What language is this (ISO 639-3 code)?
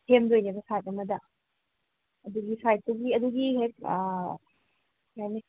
mni